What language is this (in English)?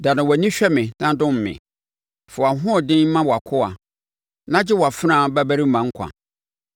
Akan